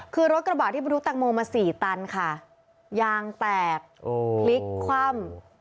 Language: Thai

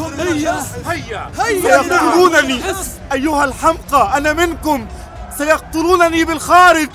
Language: Arabic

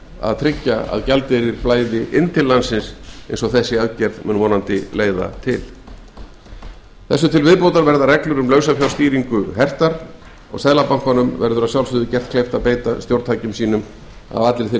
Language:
Icelandic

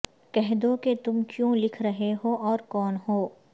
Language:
Urdu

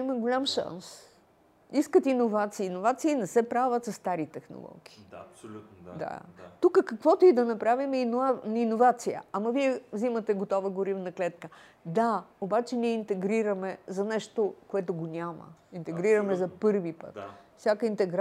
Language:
Bulgarian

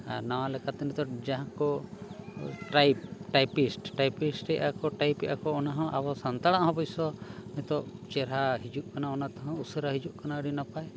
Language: Santali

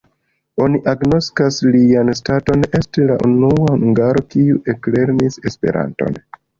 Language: Esperanto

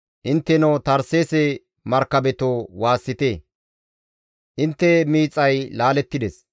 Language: Gamo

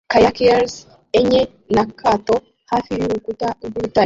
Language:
Kinyarwanda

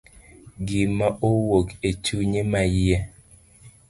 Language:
Luo (Kenya and Tanzania)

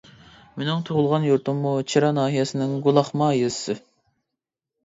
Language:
Uyghur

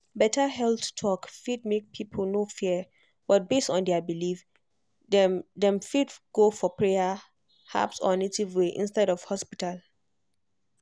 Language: Nigerian Pidgin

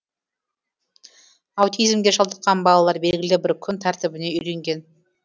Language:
Kazakh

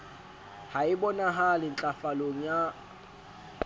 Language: Southern Sotho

